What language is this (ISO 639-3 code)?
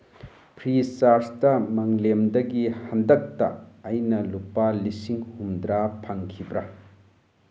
mni